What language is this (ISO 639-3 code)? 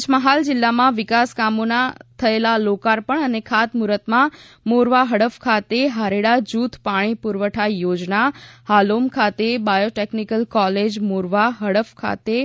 guj